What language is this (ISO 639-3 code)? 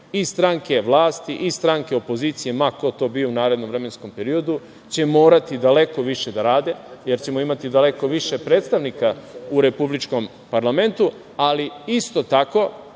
srp